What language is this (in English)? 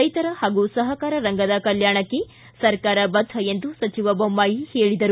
Kannada